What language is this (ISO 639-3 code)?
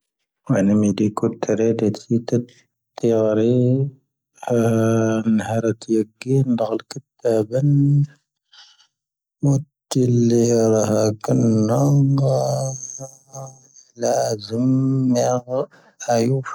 thv